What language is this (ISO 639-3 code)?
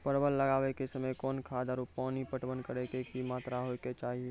mai